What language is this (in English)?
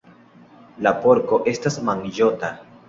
Esperanto